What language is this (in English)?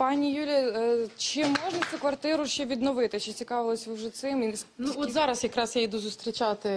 Ukrainian